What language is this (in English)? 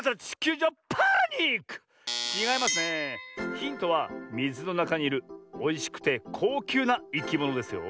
Japanese